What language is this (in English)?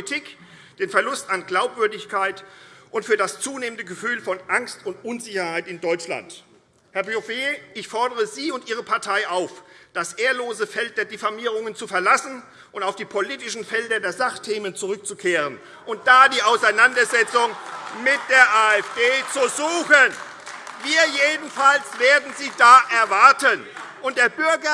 German